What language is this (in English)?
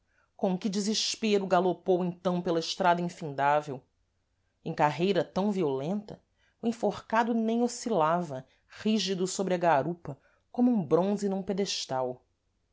Portuguese